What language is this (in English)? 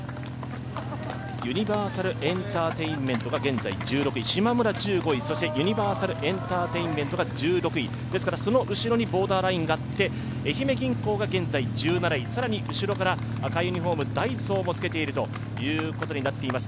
Japanese